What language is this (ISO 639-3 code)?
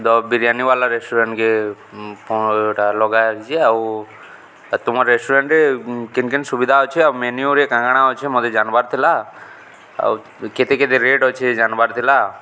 ori